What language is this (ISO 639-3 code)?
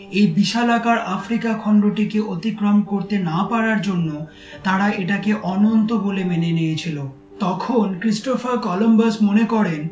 ben